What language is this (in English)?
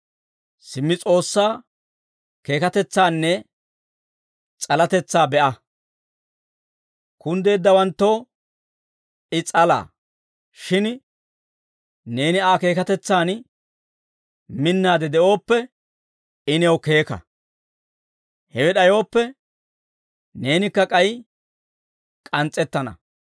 Dawro